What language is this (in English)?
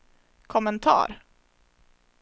Swedish